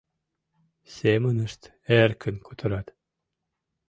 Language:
Mari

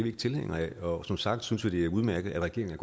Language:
Danish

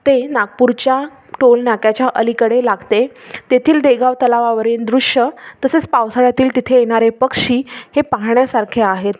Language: Marathi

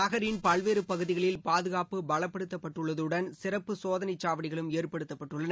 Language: Tamil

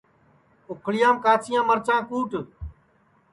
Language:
Sansi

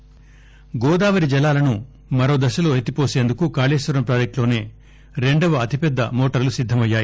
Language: Telugu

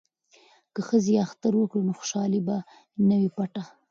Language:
Pashto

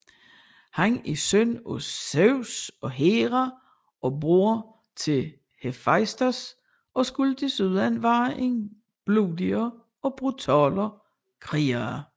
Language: Danish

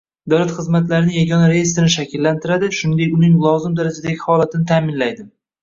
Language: Uzbek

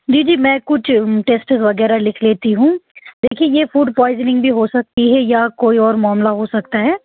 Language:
Urdu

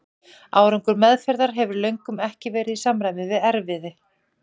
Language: Icelandic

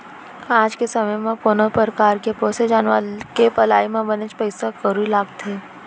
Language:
Chhattisgarhi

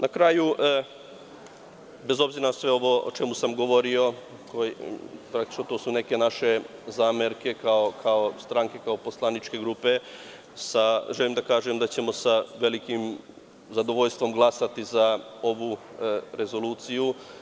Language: Serbian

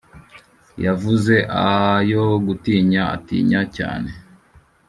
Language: Kinyarwanda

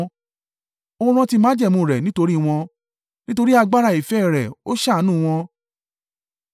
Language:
Yoruba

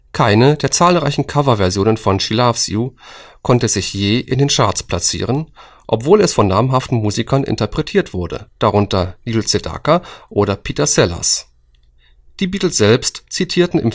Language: German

